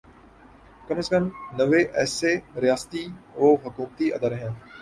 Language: Urdu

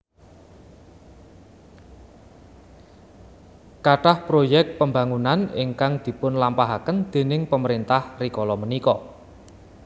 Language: Javanese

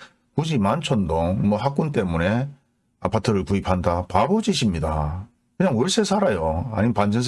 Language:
Korean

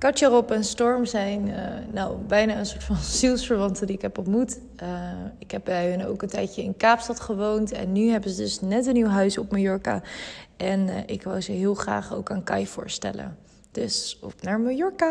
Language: Dutch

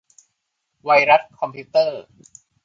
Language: Thai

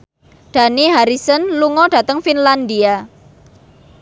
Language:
Javanese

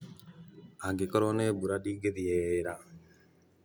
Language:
Kikuyu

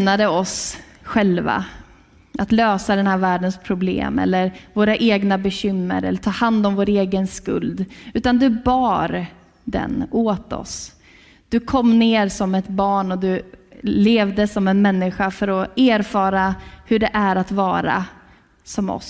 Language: Swedish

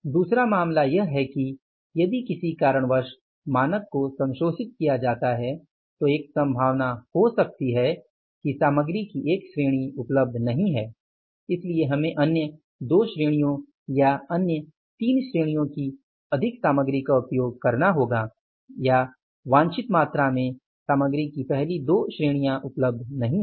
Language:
Hindi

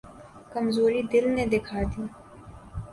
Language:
Urdu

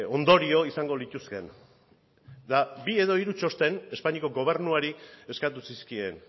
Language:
Basque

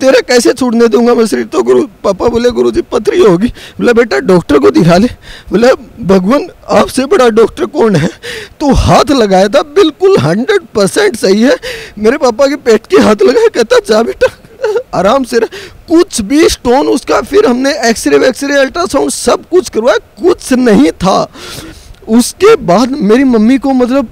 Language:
Hindi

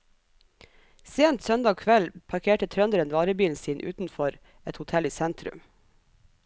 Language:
Norwegian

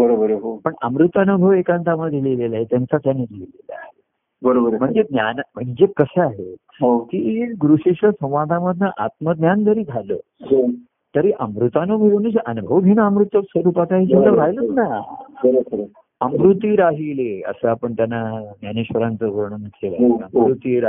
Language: Marathi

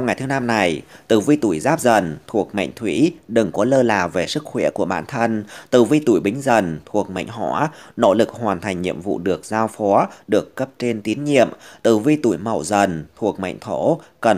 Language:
Vietnamese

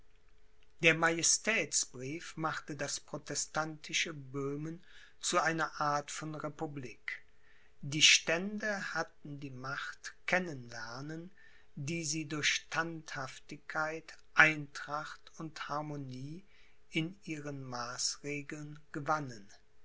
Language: German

